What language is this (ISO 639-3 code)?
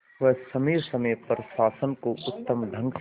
hin